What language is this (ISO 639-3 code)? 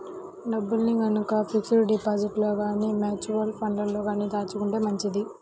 tel